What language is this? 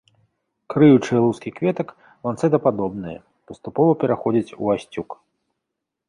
Belarusian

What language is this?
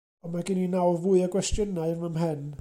Welsh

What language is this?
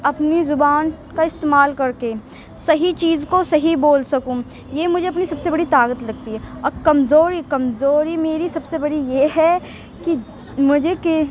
Urdu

